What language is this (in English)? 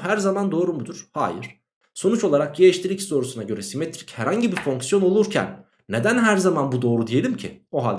Turkish